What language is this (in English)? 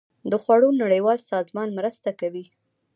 Pashto